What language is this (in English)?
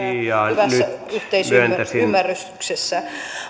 Finnish